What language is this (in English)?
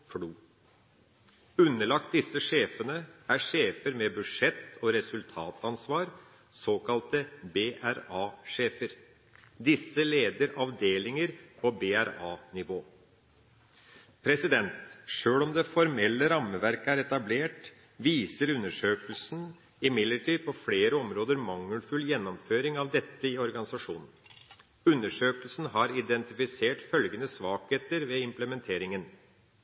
Norwegian Bokmål